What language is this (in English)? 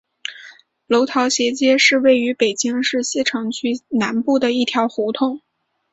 Chinese